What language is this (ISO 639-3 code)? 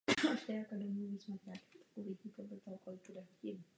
ces